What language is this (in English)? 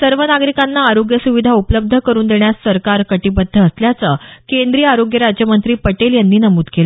Marathi